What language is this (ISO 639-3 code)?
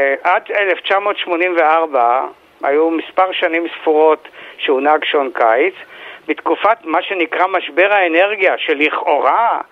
heb